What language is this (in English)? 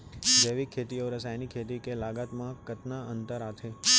Chhattisgarhi